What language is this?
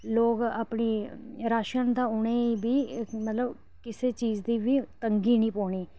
Dogri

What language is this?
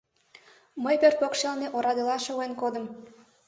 Mari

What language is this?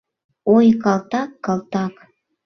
Mari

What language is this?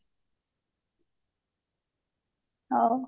Odia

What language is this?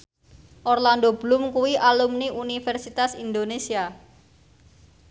Javanese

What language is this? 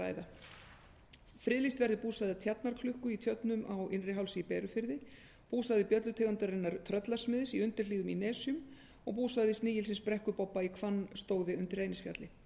Icelandic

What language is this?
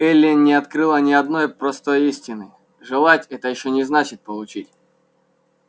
Russian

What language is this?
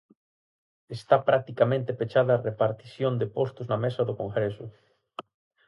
Galician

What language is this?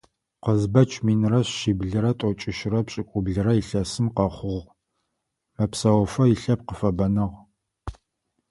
Adyghe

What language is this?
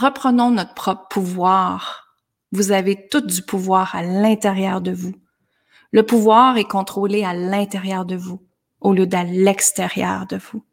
French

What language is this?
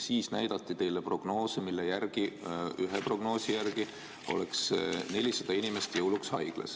Estonian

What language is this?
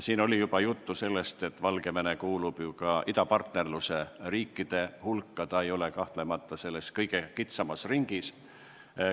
Estonian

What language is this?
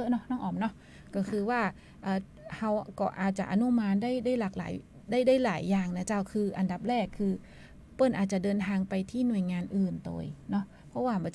Thai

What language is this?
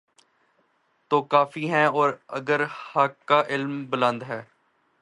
Urdu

